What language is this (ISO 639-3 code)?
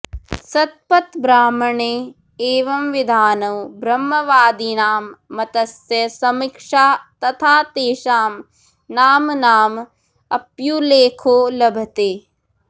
san